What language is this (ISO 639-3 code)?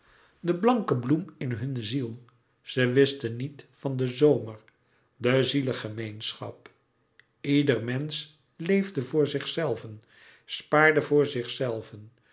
nld